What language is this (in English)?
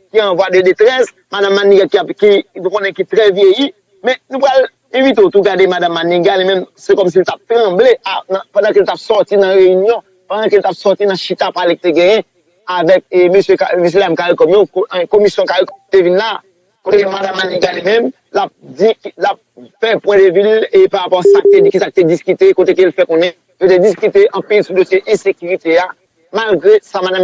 French